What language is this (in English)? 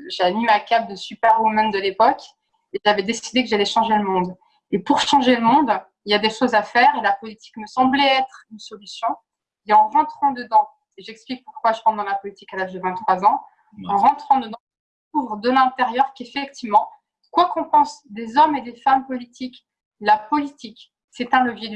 French